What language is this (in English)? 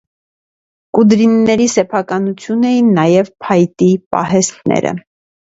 Armenian